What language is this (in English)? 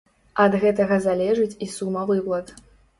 Belarusian